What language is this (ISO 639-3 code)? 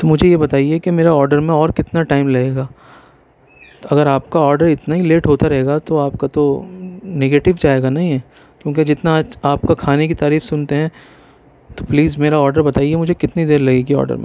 urd